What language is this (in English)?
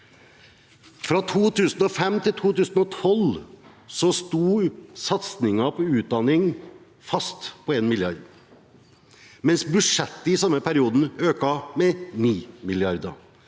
Norwegian